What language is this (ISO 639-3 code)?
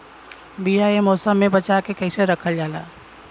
bho